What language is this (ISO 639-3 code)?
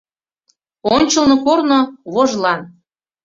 chm